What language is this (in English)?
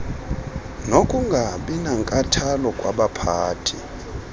Xhosa